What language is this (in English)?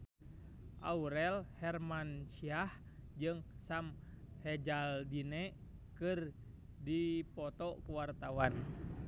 Sundanese